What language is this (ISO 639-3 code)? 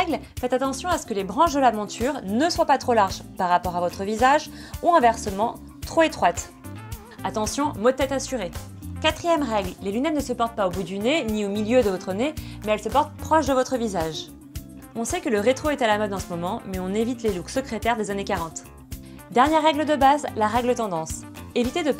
fra